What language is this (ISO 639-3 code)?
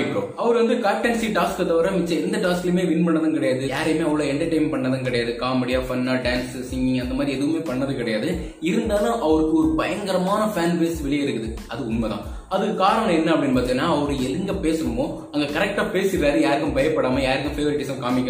tam